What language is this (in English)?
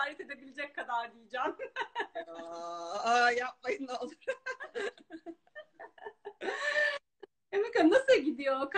Turkish